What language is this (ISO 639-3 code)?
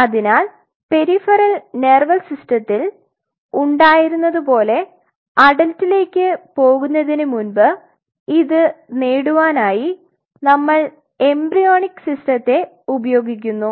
mal